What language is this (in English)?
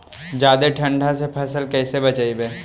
Magahi